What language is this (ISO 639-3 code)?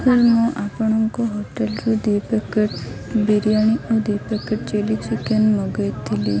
ori